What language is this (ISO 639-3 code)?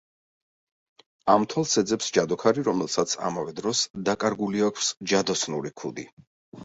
kat